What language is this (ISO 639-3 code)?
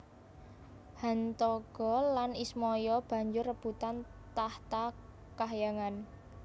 jav